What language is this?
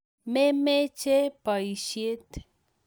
Kalenjin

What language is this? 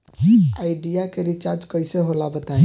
Bhojpuri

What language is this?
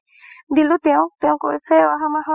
Assamese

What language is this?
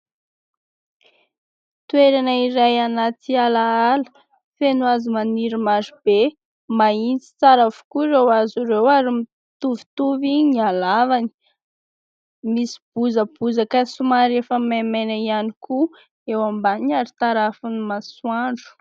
Malagasy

